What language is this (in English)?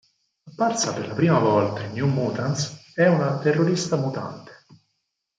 Italian